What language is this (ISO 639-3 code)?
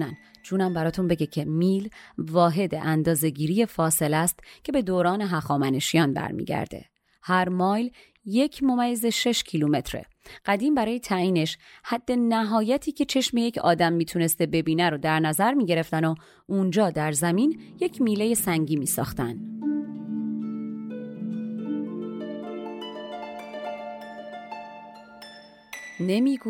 fas